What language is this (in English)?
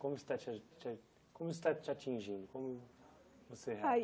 Portuguese